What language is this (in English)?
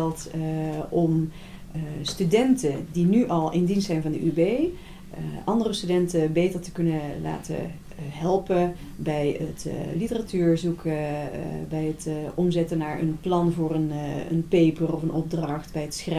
Dutch